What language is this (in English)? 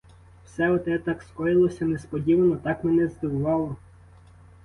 Ukrainian